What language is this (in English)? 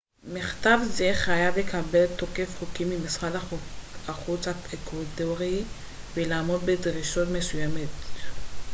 Hebrew